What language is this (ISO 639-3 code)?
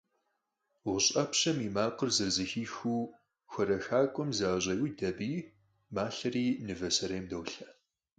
kbd